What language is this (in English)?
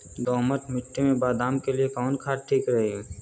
Bhojpuri